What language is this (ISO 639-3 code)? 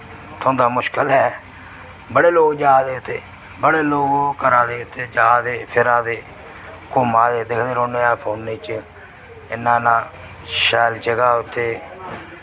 doi